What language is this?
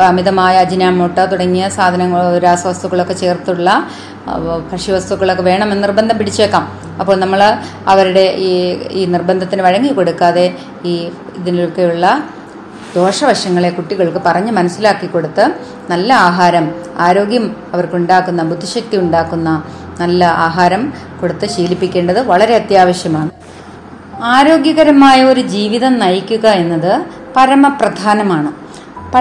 Malayalam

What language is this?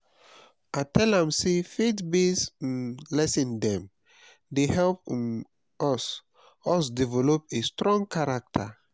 Nigerian Pidgin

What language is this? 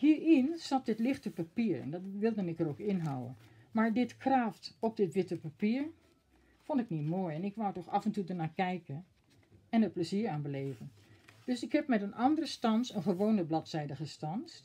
Dutch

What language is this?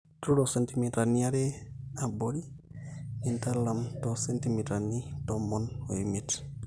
Masai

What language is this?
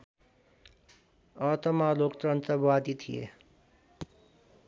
Nepali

